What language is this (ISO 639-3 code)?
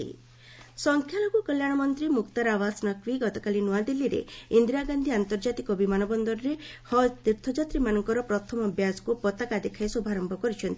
ori